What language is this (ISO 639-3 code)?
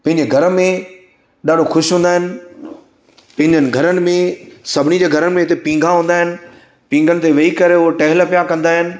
snd